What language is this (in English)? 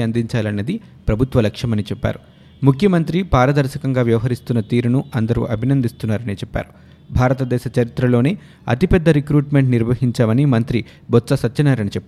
Telugu